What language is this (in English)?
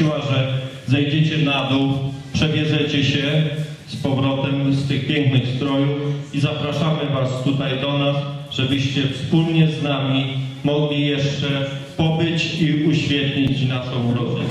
Polish